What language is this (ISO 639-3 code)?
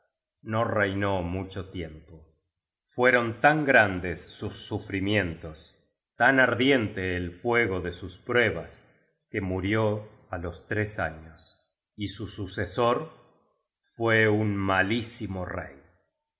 spa